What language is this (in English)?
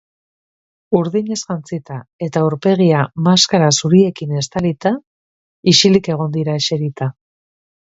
Basque